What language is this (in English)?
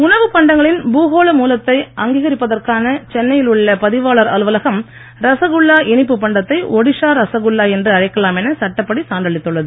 Tamil